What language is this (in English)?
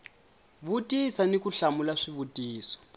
Tsonga